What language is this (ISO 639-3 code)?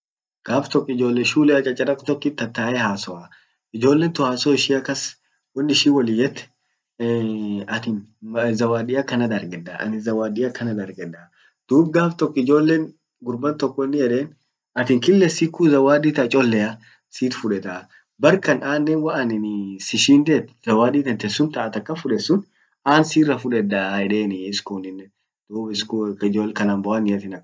orc